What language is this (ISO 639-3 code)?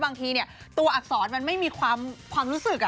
tha